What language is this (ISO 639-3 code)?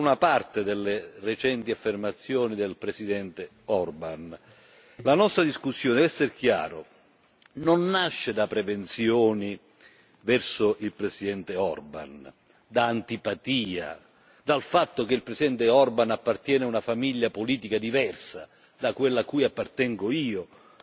ita